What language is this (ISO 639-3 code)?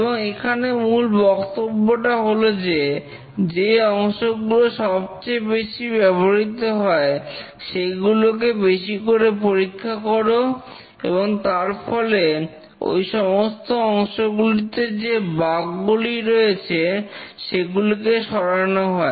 ben